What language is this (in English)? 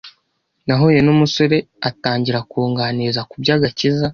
Kinyarwanda